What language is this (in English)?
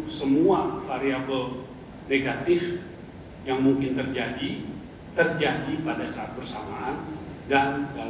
Indonesian